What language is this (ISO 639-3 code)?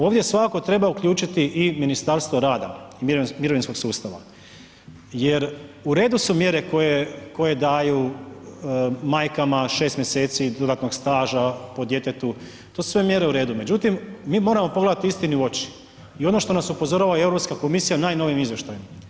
hrv